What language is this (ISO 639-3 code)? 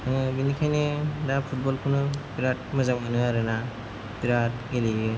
brx